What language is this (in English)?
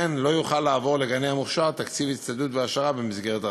Hebrew